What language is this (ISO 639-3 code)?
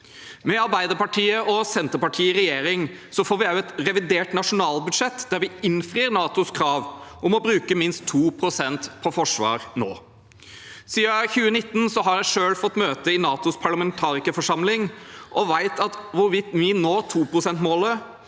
nor